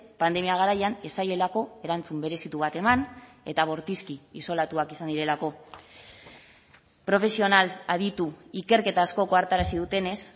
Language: Basque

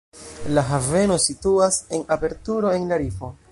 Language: Esperanto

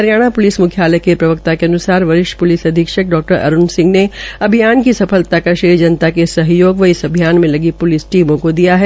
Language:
Hindi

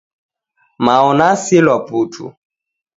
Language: Taita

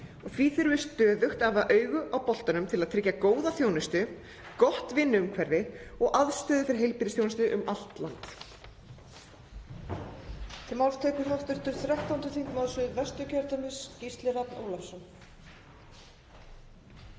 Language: Icelandic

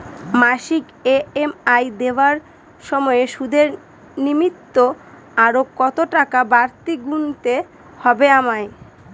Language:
Bangla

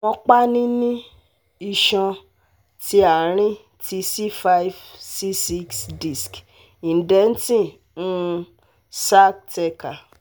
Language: Yoruba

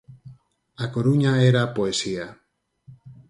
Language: Galician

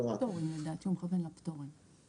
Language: Hebrew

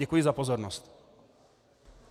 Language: Czech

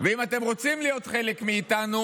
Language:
Hebrew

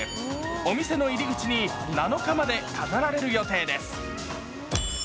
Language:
Japanese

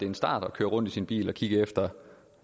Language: Danish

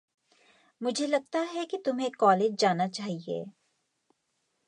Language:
Hindi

